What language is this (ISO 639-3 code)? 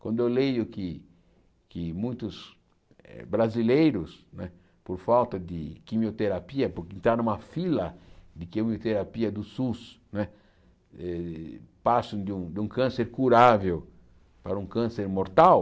por